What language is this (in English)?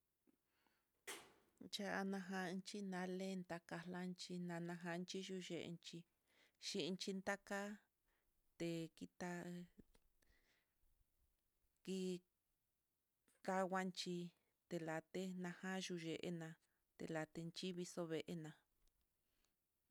Mitlatongo Mixtec